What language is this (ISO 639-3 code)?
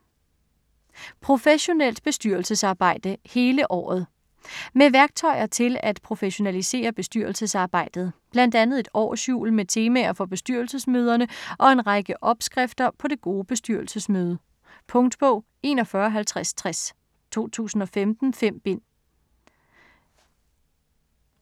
dan